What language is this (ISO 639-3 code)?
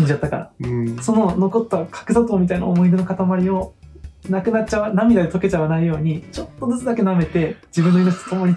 jpn